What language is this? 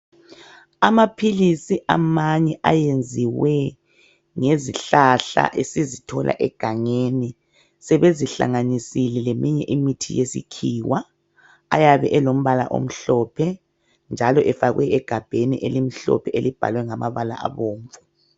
North Ndebele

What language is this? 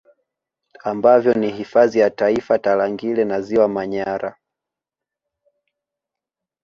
Swahili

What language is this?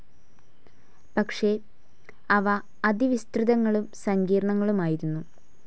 Malayalam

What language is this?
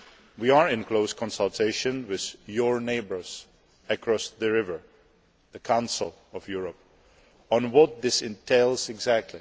English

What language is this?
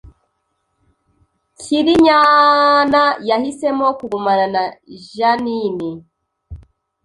Kinyarwanda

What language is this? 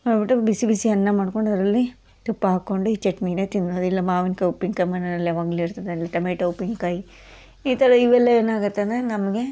Kannada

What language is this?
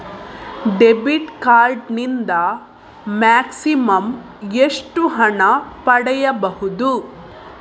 Kannada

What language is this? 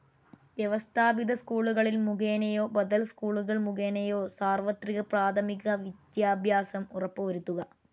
Malayalam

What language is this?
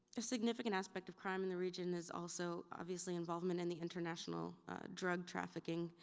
English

